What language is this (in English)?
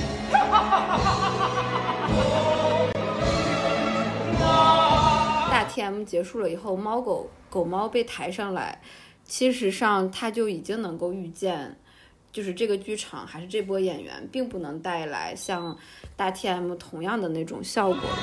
Chinese